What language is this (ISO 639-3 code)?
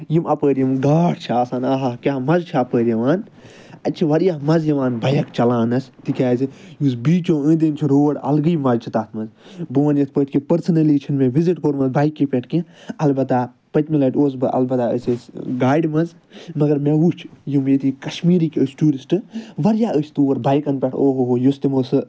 kas